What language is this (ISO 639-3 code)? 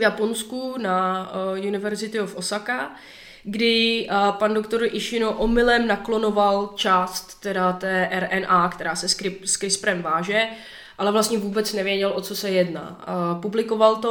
ces